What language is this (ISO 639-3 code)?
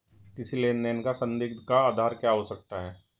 hin